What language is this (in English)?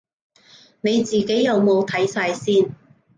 Cantonese